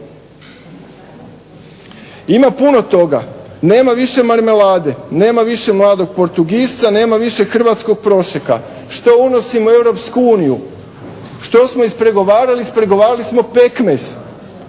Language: Croatian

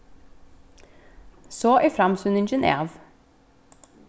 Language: Faroese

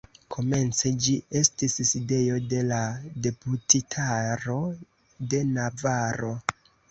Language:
Esperanto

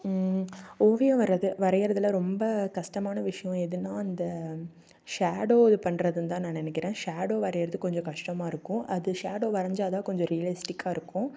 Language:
Tamil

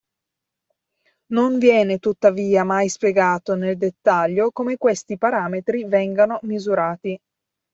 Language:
Italian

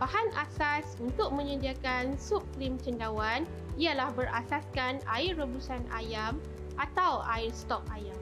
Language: Malay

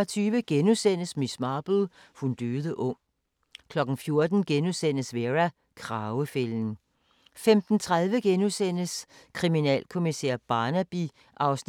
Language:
Danish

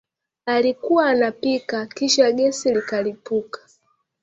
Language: Swahili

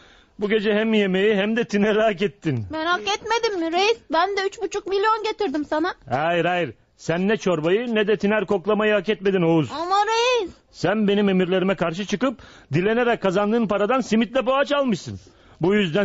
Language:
Turkish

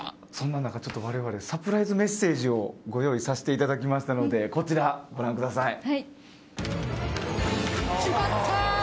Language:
Japanese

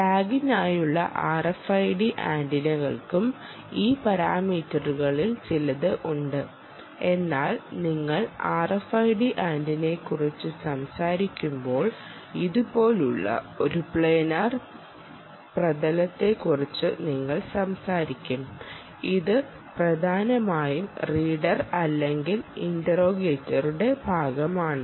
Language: Malayalam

